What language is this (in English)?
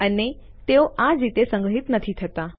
Gujarati